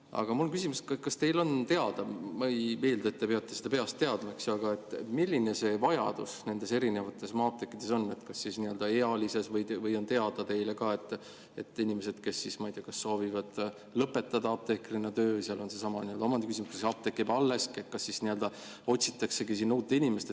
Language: Estonian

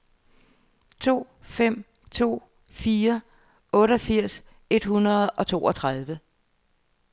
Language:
Danish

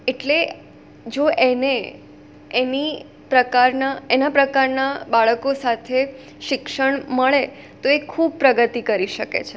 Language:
Gujarati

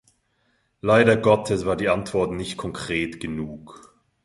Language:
German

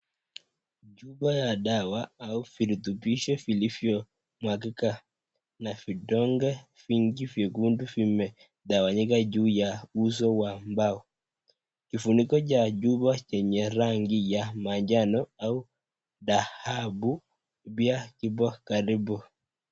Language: Swahili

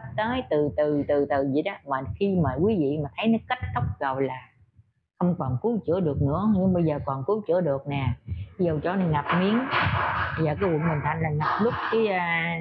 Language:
Vietnamese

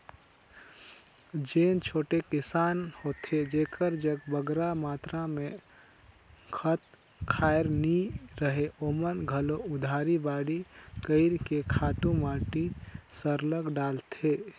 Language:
Chhattisgarhi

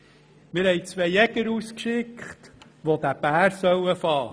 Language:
Swiss German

